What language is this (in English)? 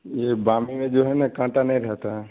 Urdu